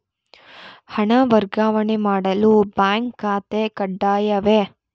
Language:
Kannada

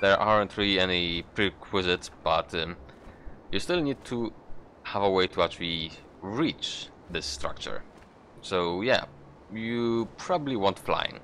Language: English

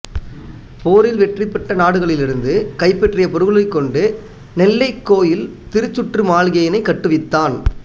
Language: Tamil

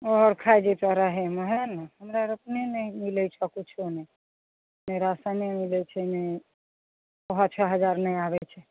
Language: Maithili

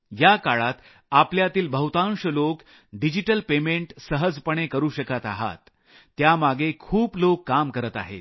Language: Marathi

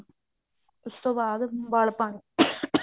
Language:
Punjabi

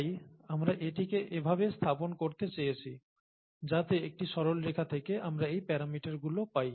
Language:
Bangla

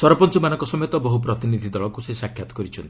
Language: Odia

